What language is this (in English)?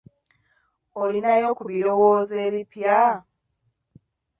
Ganda